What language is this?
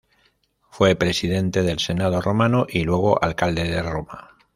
Spanish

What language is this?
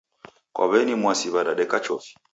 Taita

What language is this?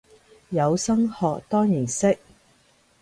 Cantonese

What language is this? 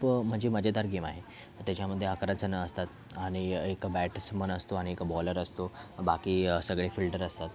Marathi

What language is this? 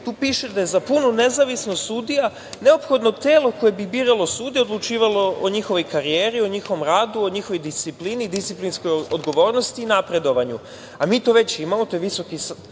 Serbian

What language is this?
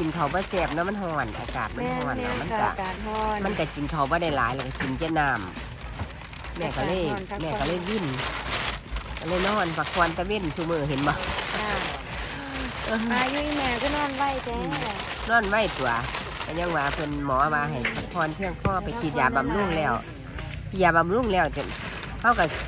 Thai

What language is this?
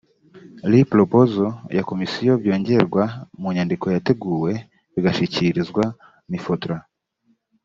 Kinyarwanda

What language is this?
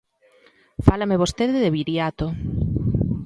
Galician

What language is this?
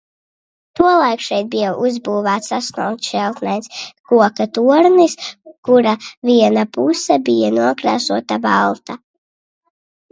Latvian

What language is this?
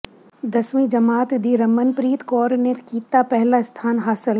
Punjabi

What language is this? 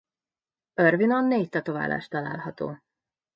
Hungarian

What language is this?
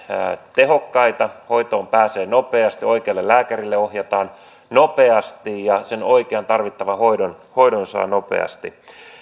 Finnish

